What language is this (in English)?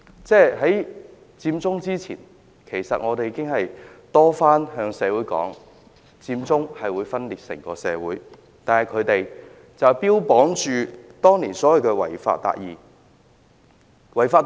Cantonese